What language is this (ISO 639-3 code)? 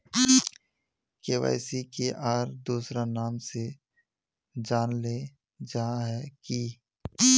mag